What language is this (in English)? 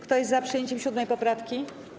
Polish